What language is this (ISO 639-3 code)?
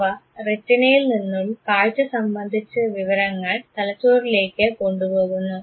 mal